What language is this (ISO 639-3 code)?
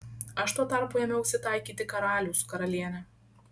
lit